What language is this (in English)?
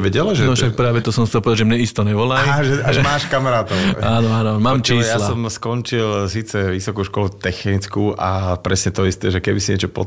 Slovak